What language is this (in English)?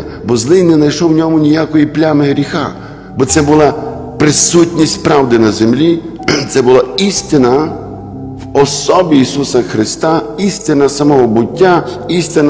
Ukrainian